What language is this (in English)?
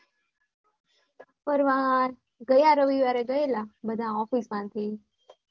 Gujarati